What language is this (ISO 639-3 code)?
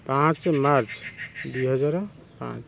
ori